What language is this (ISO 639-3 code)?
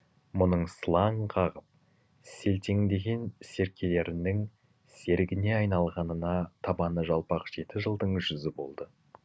kaz